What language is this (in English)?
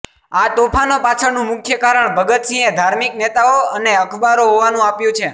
Gujarati